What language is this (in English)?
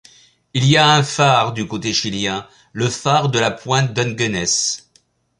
French